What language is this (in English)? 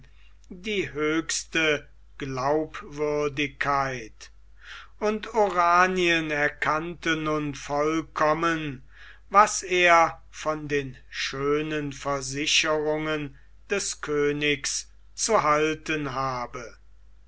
German